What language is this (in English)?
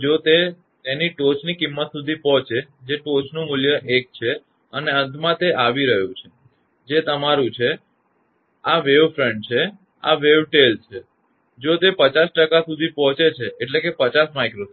Gujarati